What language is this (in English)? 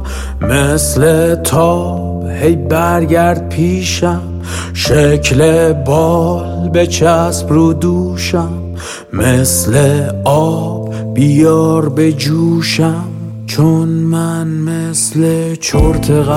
Persian